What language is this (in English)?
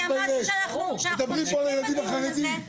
Hebrew